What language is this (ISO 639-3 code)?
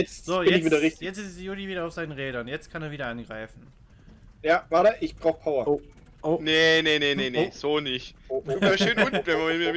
deu